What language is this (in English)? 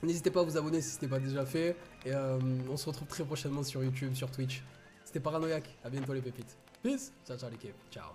French